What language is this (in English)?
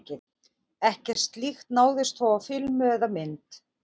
Icelandic